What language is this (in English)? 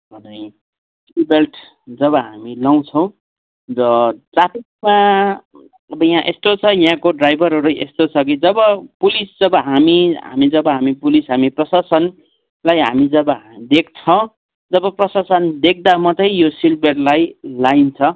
Nepali